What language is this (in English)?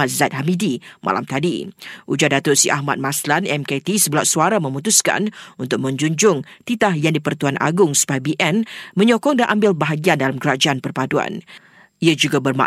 Malay